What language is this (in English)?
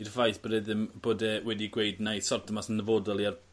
Welsh